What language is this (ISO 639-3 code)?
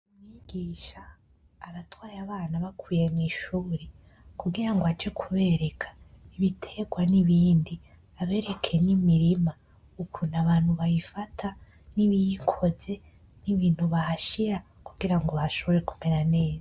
run